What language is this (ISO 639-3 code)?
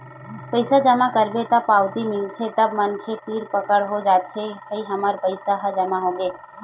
hne